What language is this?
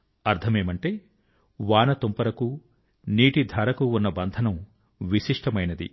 Telugu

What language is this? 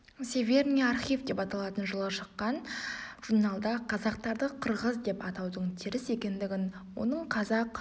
Kazakh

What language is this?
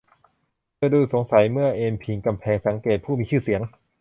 Thai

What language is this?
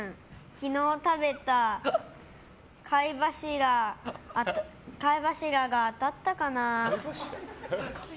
Japanese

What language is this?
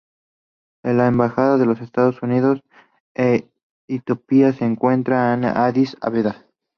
Spanish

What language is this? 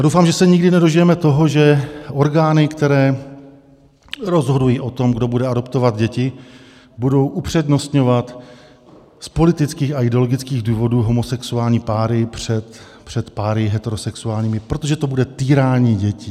Czech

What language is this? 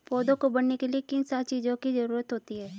Hindi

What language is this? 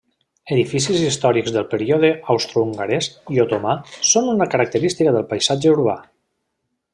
Catalan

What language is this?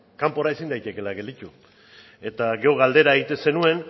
Basque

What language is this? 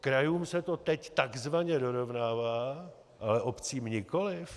Czech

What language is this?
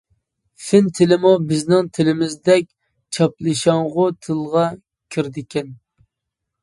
Uyghur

